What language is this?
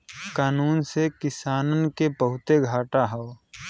Bhojpuri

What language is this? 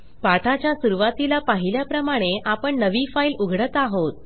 Marathi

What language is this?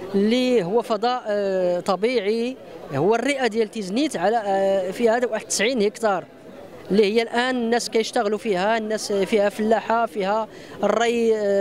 Arabic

